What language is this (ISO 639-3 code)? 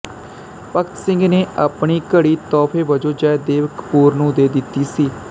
pan